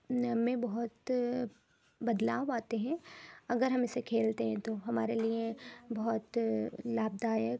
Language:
Urdu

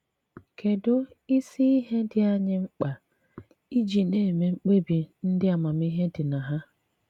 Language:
Igbo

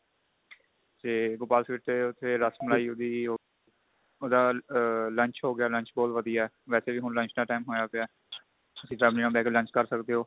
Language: Punjabi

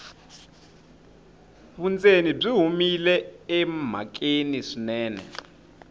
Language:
Tsonga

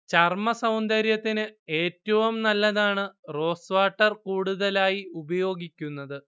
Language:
Malayalam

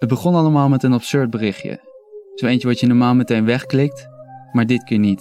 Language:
Dutch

